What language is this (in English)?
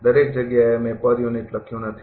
Gujarati